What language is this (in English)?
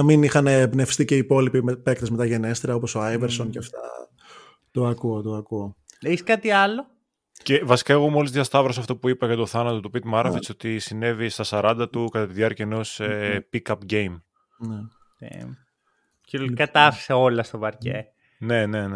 Greek